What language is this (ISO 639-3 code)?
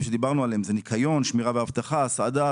heb